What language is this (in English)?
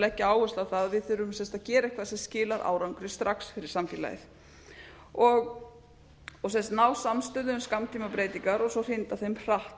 Icelandic